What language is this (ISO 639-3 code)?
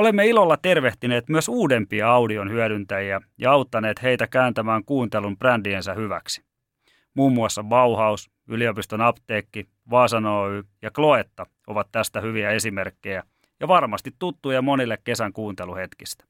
fin